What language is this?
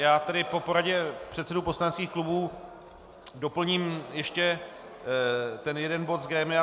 Czech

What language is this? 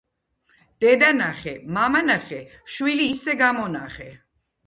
Georgian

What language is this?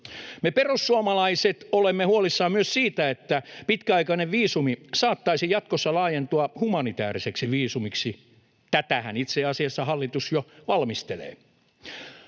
Finnish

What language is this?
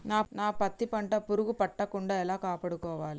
Telugu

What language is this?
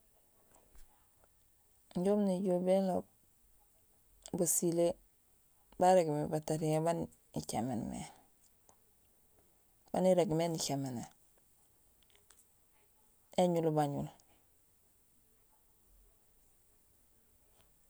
Gusilay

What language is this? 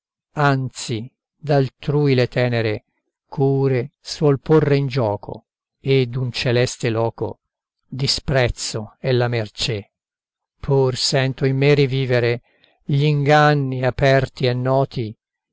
Italian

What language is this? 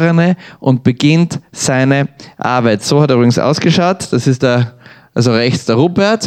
German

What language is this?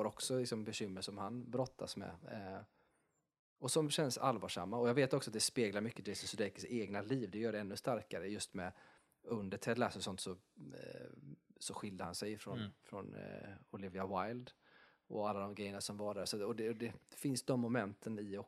Swedish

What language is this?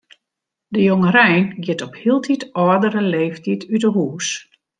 Western Frisian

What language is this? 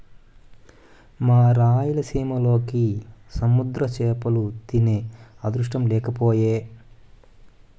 Telugu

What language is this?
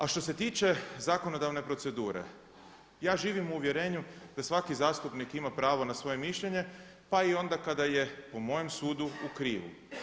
Croatian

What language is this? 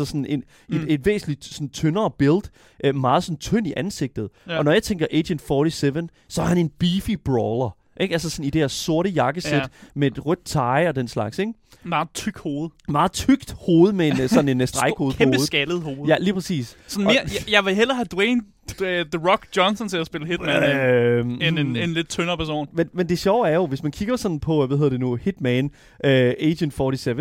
Danish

